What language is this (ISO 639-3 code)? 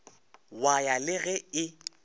nso